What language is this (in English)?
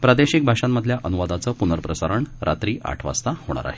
Marathi